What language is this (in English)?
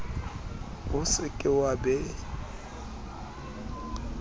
Southern Sotho